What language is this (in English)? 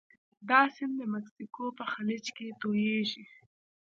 Pashto